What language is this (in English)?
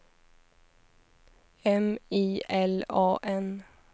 Swedish